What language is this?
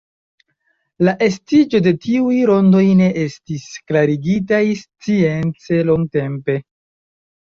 Esperanto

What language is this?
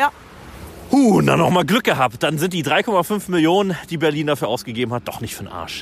German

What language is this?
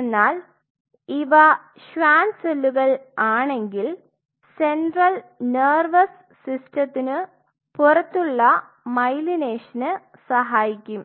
Malayalam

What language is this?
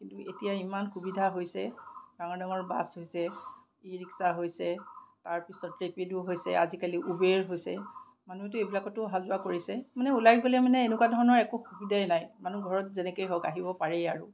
Assamese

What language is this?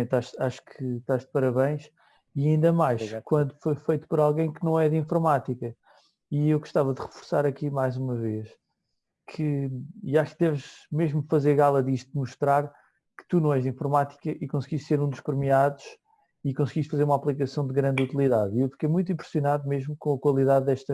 Portuguese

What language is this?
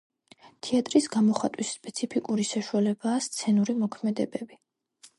Georgian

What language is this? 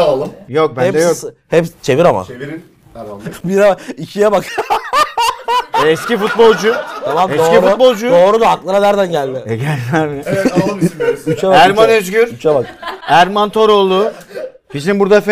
Turkish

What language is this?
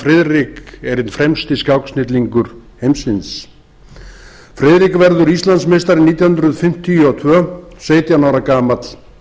Icelandic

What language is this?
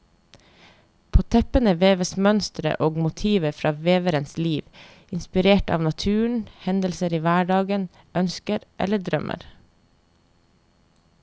Norwegian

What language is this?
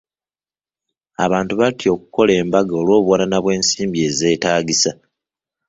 Ganda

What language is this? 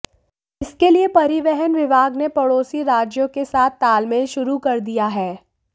Hindi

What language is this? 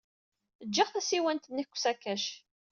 Kabyle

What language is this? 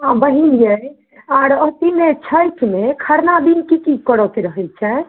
Maithili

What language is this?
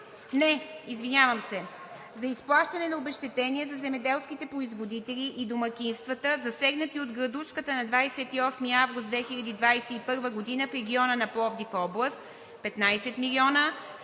Bulgarian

